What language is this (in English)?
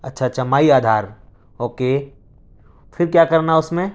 Urdu